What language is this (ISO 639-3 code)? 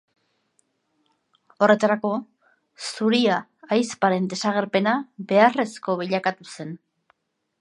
eus